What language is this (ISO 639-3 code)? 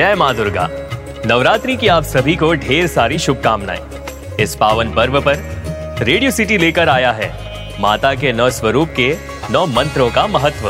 hin